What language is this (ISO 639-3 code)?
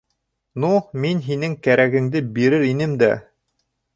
bak